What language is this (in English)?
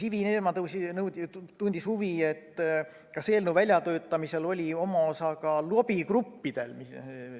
Estonian